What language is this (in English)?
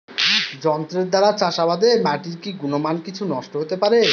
Bangla